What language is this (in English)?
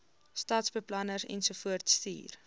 Afrikaans